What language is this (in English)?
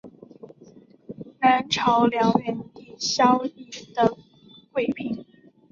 Chinese